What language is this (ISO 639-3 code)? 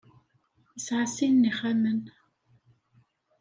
kab